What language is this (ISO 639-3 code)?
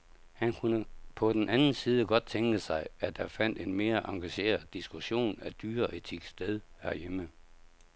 dan